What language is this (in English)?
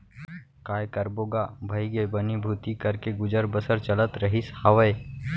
Chhattisgarhi